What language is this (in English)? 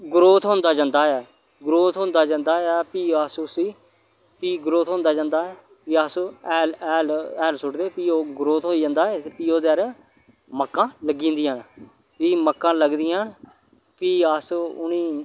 Dogri